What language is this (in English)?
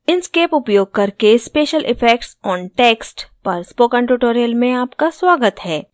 Hindi